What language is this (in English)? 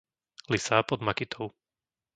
Slovak